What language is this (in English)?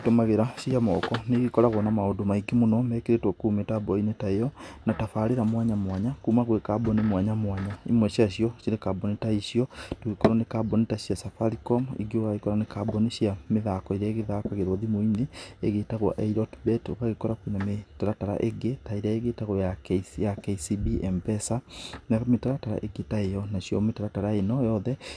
Kikuyu